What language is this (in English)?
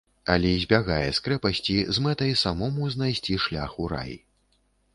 Belarusian